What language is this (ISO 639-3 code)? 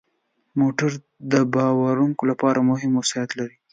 pus